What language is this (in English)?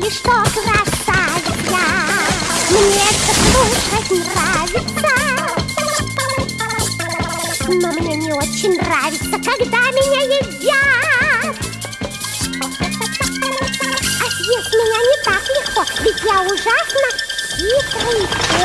Russian